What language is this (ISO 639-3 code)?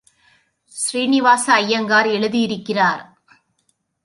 tam